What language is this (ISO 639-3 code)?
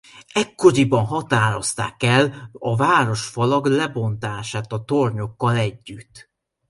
hun